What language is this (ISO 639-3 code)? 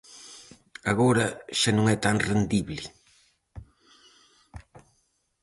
glg